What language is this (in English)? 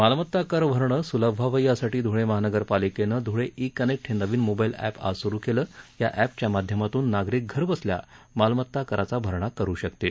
Marathi